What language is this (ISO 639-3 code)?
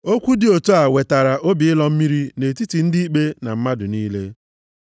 ibo